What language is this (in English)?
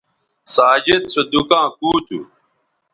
Bateri